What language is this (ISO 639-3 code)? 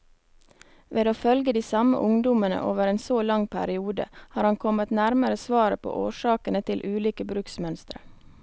nor